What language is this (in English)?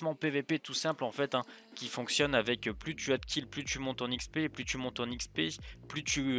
French